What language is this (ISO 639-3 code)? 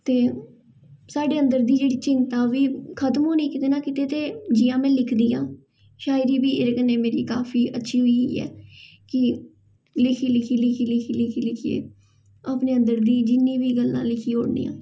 doi